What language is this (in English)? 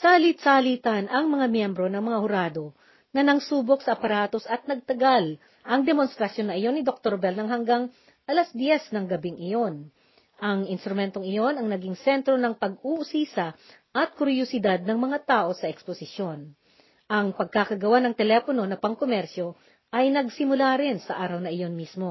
Filipino